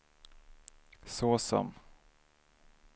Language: Swedish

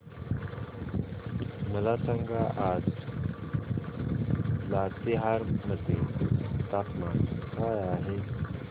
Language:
Marathi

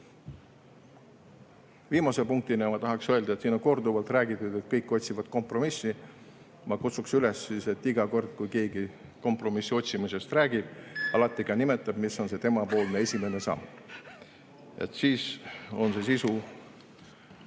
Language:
Estonian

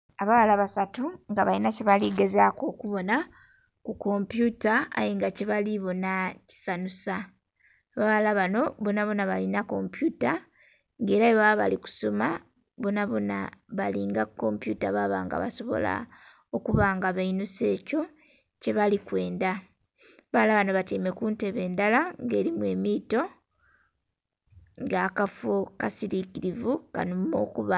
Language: Soga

